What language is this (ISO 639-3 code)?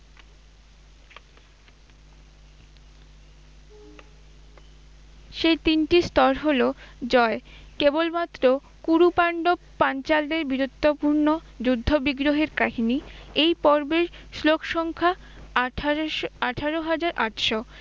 ben